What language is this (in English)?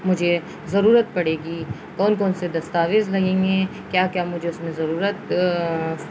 Urdu